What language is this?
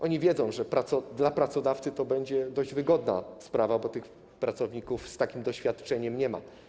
Polish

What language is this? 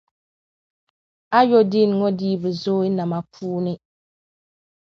Dagbani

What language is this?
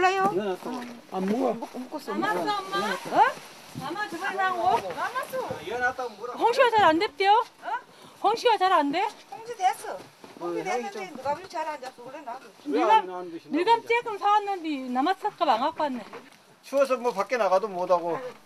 Korean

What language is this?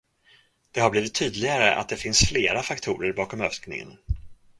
Swedish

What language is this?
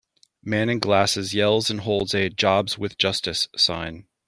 English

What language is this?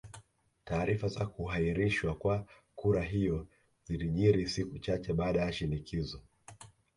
Swahili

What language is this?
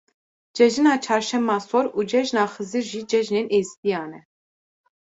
Kurdish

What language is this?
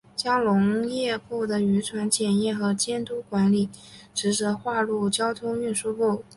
Chinese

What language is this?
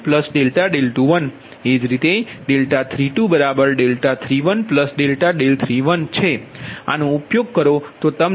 Gujarati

